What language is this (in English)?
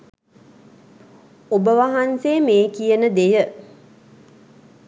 Sinhala